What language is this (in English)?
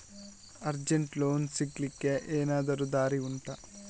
Kannada